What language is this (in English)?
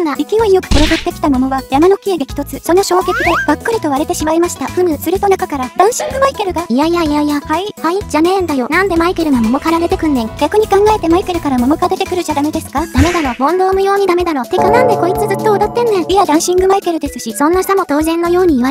Japanese